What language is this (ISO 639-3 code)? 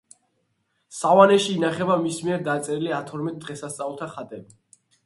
kat